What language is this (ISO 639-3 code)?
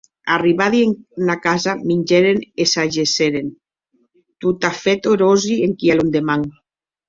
oci